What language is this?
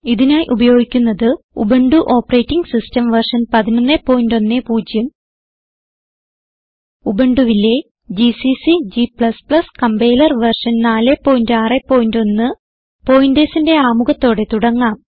Malayalam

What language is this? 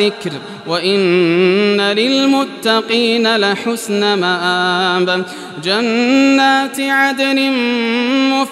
Arabic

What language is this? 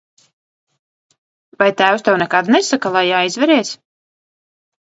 Latvian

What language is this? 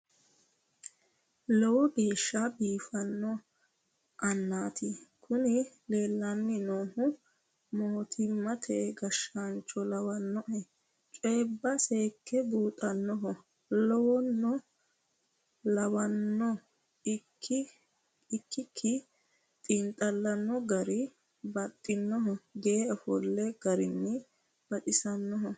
Sidamo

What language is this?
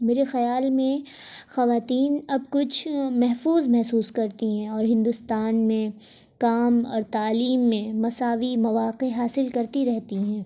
Urdu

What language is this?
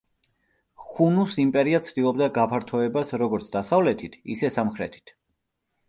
Georgian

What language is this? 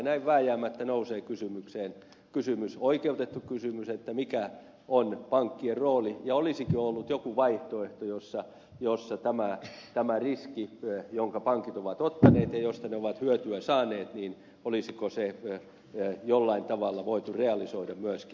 Finnish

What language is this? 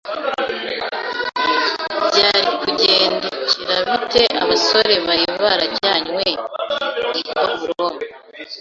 Kinyarwanda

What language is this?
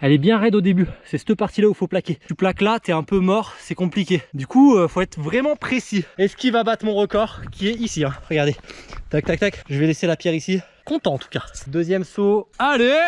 French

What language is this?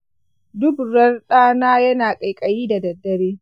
Hausa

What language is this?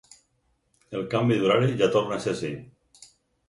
Catalan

